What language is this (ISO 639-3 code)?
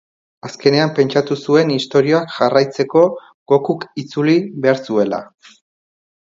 eus